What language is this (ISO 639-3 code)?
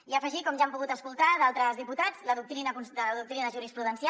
cat